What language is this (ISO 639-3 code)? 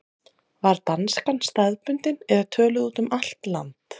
isl